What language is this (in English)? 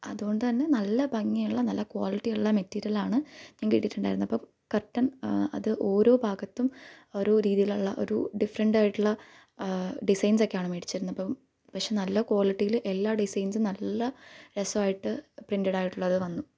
Malayalam